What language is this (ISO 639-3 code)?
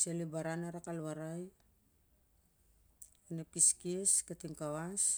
sjr